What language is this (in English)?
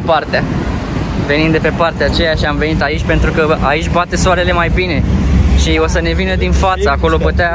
Romanian